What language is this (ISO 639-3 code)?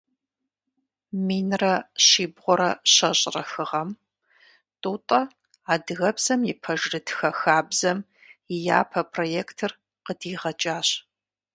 kbd